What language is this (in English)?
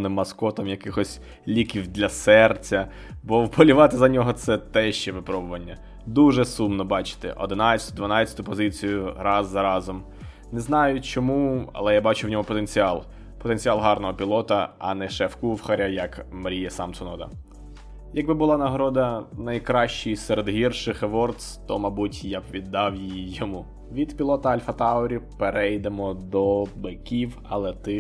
Ukrainian